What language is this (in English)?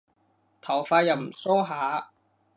Cantonese